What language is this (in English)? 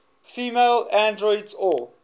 English